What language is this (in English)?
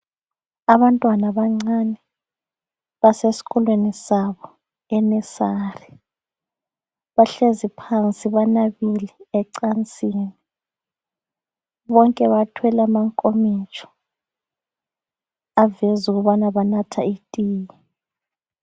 North Ndebele